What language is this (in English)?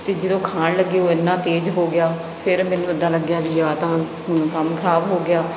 Punjabi